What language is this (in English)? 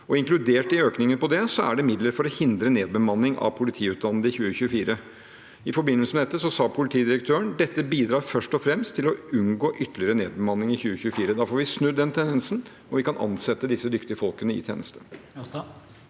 Norwegian